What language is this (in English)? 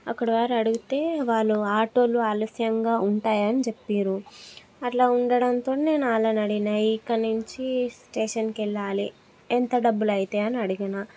Telugu